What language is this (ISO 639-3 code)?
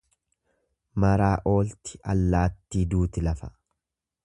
orm